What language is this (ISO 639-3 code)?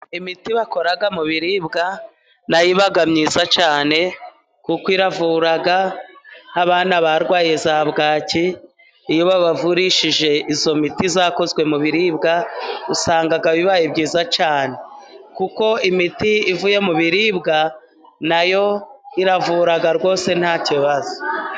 kin